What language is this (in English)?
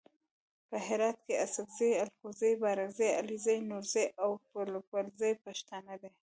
Pashto